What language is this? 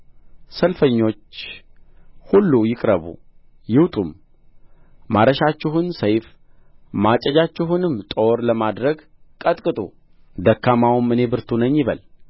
Amharic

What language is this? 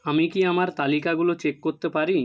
Bangla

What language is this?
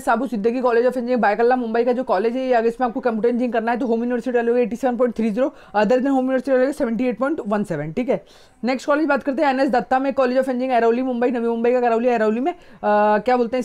Hindi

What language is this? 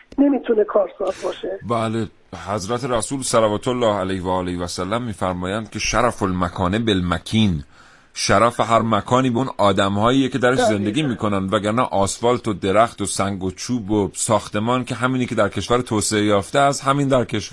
Persian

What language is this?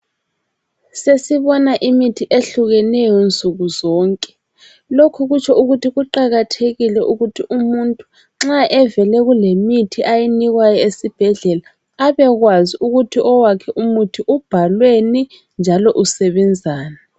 North Ndebele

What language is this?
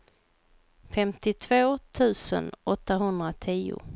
Swedish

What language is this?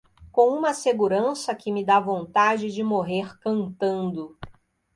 Portuguese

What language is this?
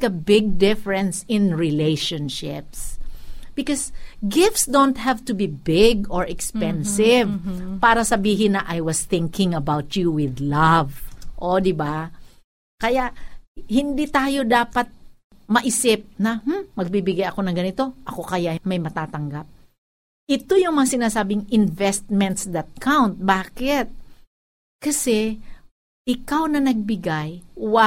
Filipino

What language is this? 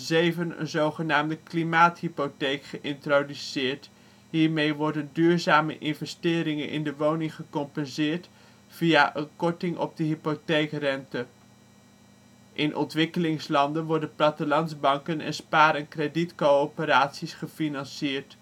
Dutch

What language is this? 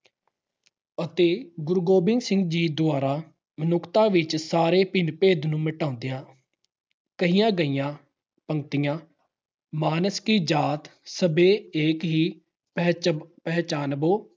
Punjabi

